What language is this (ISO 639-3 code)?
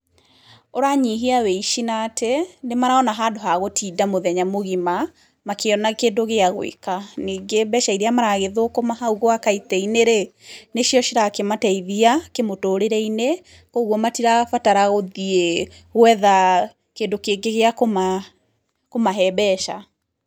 kik